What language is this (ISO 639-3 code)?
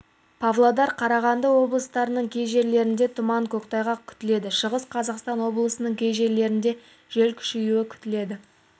kaz